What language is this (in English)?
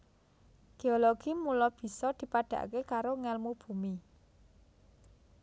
Javanese